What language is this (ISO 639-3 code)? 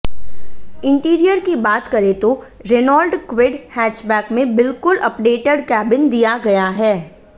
hin